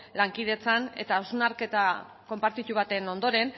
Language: Basque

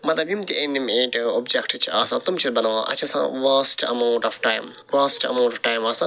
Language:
Kashmiri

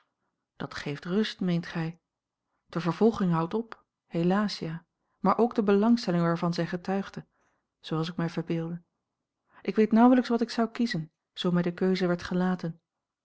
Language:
Dutch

